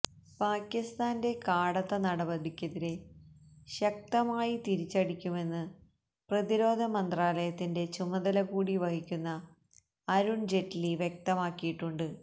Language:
Malayalam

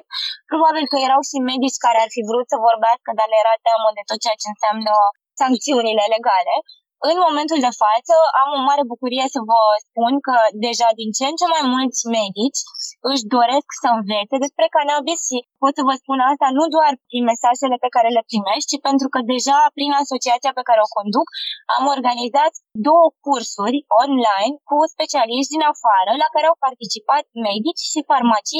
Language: Romanian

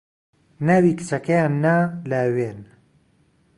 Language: Central Kurdish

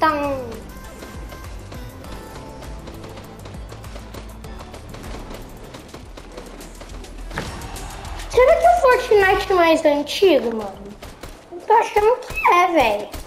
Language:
Portuguese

